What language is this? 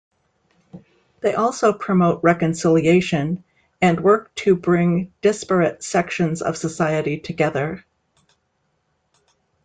English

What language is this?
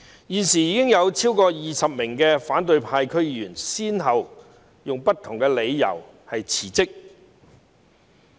Cantonese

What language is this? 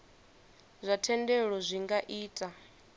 Venda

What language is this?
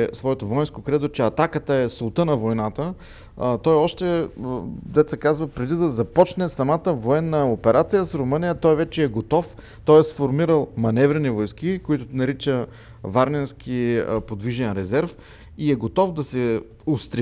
Bulgarian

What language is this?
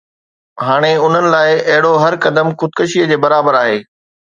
Sindhi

